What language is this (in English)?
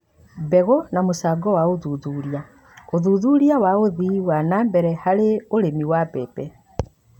Kikuyu